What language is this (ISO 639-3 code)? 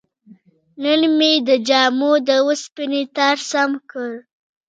pus